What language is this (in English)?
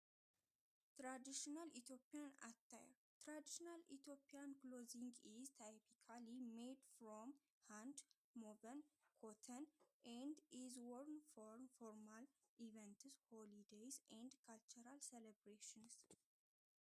Tigrinya